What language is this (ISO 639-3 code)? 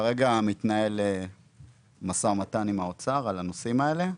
heb